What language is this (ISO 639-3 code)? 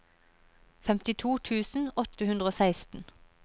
nor